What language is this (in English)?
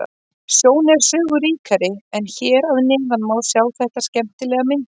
Icelandic